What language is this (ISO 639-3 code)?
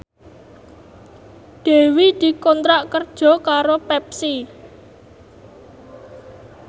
jav